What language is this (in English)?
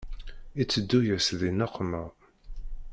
Kabyle